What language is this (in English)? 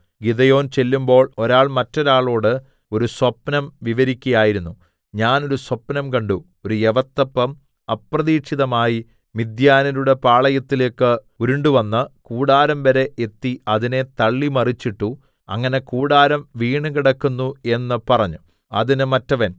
Malayalam